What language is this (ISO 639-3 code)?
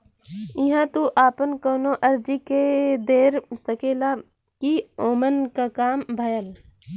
bho